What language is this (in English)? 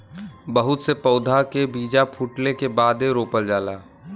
Bhojpuri